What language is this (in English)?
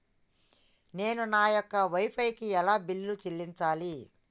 Telugu